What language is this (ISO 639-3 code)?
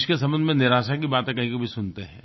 hin